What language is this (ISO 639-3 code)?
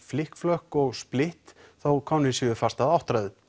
isl